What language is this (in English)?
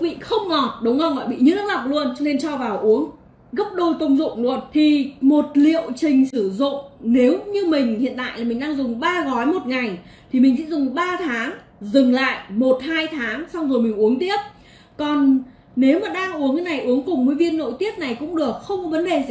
Vietnamese